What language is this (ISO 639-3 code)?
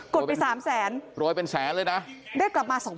tha